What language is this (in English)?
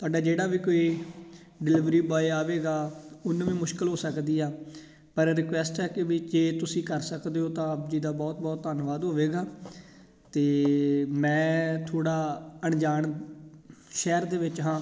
Punjabi